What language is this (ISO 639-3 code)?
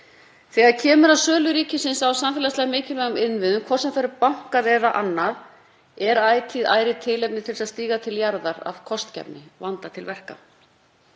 isl